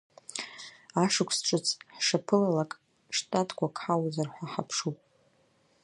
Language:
Abkhazian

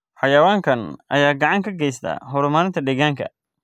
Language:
Somali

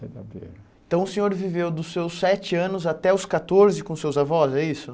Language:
Portuguese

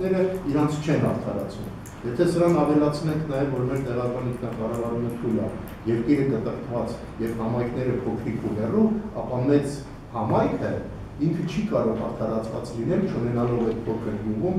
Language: Turkish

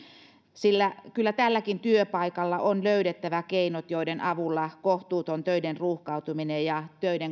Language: Finnish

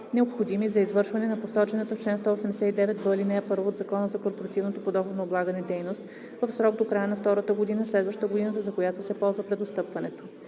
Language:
Bulgarian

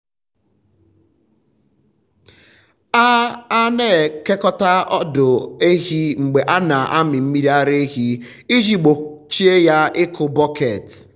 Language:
Igbo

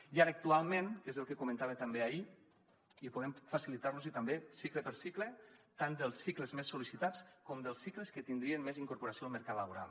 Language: Catalan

